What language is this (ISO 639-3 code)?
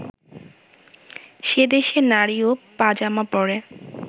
ben